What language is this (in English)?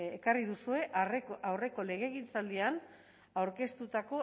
Basque